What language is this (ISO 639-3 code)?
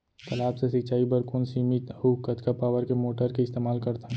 hne